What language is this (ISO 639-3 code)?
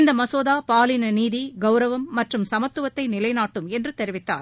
tam